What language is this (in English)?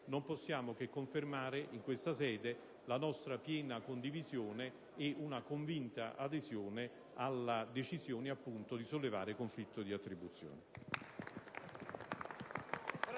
Italian